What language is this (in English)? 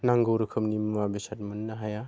Bodo